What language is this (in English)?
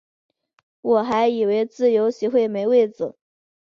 Chinese